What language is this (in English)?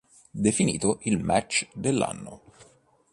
Italian